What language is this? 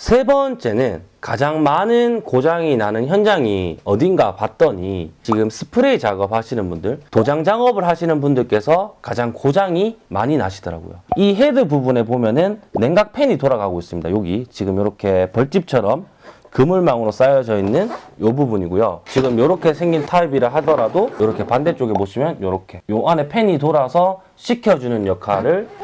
Korean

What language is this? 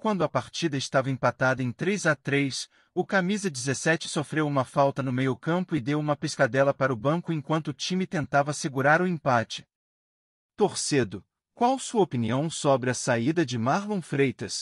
Portuguese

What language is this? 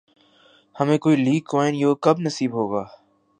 Urdu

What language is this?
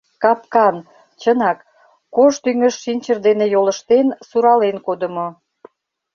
Mari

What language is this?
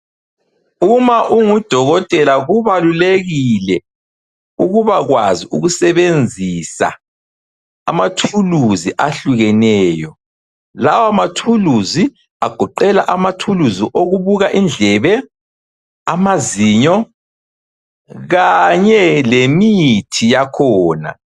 North Ndebele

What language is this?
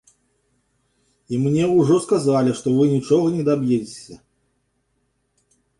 Belarusian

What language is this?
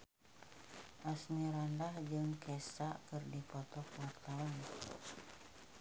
Sundanese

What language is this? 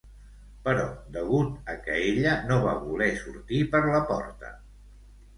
Catalan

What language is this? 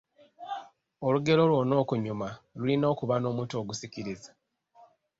Ganda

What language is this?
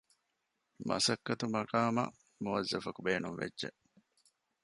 Divehi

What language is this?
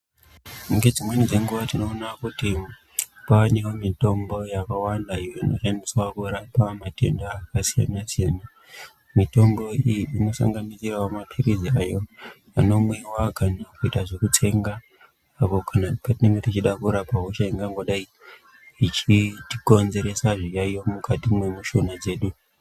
Ndau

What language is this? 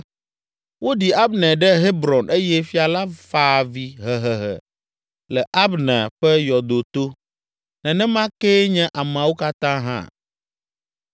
Ewe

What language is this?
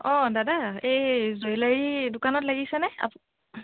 Assamese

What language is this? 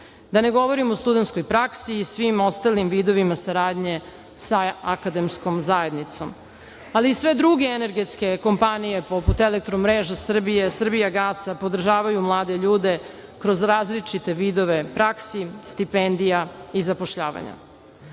Serbian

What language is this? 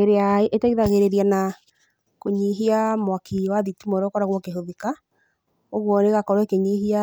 Kikuyu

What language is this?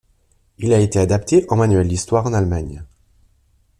French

